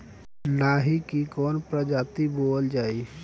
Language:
Bhojpuri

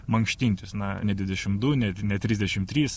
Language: Lithuanian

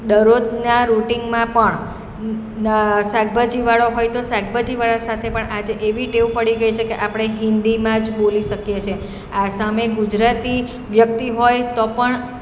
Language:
Gujarati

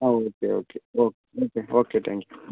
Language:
Malayalam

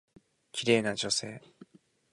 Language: Japanese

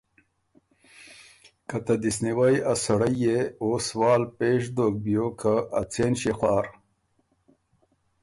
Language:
Ormuri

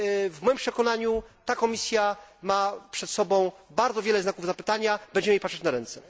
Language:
Polish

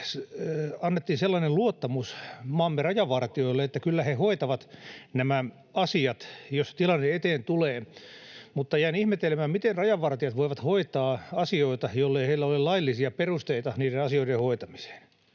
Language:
Finnish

